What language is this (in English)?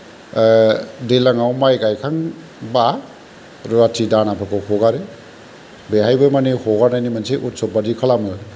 Bodo